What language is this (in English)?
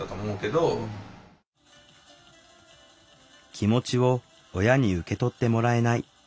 Japanese